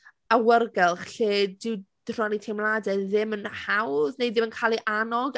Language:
Welsh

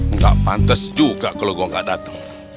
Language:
Indonesian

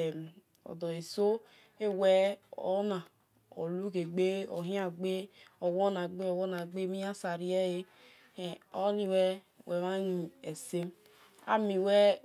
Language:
Esan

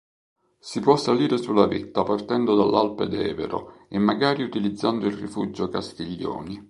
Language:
Italian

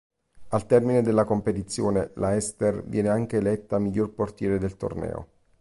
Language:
Italian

